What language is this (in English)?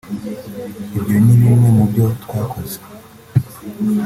Kinyarwanda